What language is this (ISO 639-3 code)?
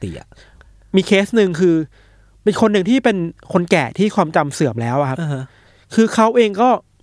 tha